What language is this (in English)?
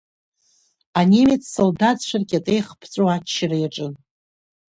Abkhazian